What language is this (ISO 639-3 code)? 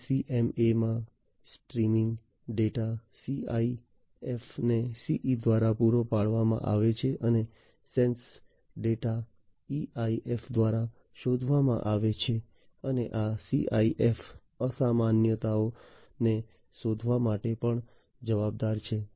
guj